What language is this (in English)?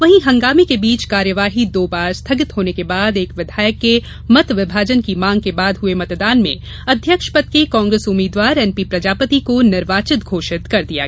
Hindi